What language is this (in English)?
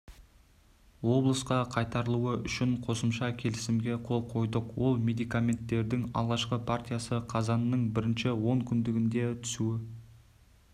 Kazakh